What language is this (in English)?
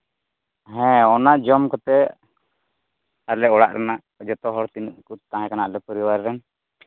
Santali